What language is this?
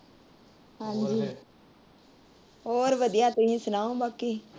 Punjabi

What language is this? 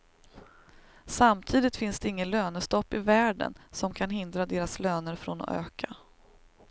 Swedish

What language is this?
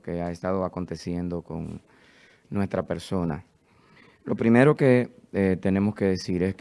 Spanish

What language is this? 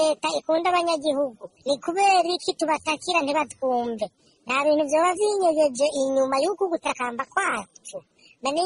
Turkish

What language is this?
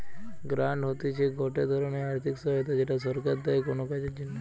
Bangla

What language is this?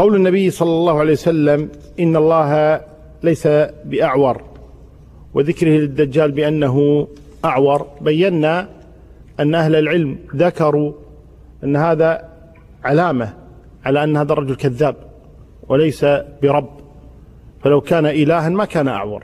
Arabic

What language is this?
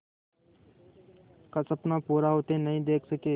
Hindi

